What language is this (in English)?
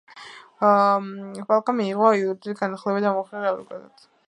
Georgian